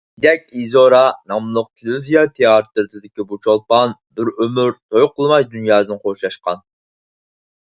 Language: Uyghur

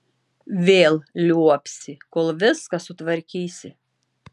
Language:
Lithuanian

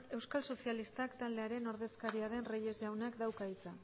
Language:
Basque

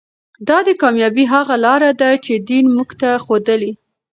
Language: Pashto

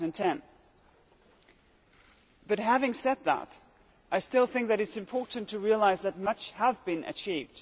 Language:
English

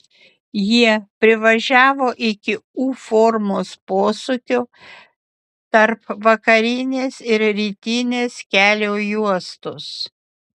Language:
Lithuanian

